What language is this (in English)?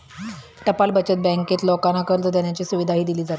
Marathi